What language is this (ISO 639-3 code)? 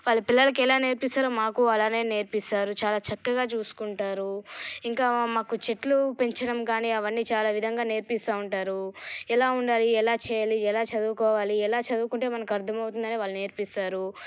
tel